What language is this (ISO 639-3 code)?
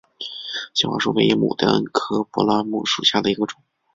zho